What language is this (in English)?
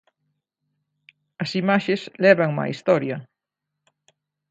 Galician